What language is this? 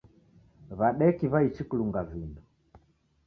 Taita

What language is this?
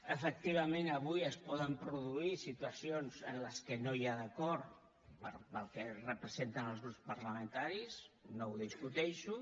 Catalan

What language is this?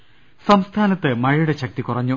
Malayalam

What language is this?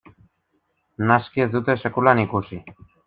Basque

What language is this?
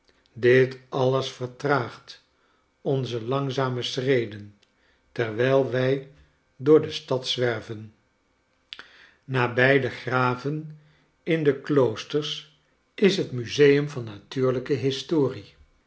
Dutch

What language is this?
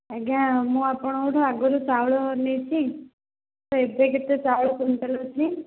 Odia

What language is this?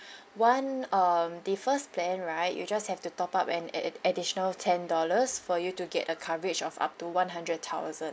English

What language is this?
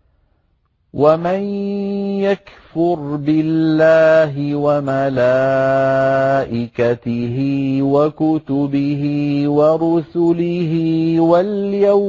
Arabic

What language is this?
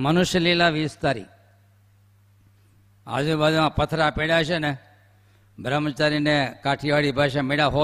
Gujarati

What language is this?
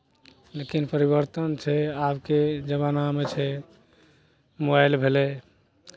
Maithili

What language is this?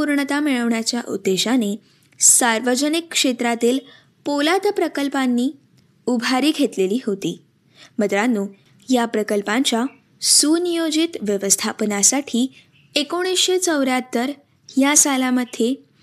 Marathi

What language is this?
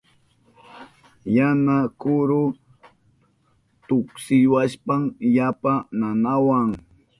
Southern Pastaza Quechua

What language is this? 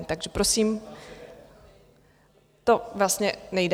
Czech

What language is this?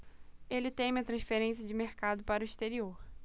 Portuguese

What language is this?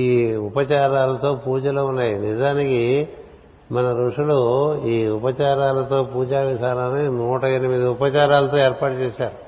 Telugu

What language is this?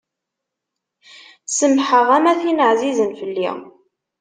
Kabyle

